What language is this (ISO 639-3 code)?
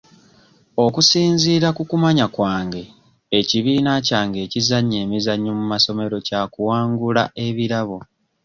lug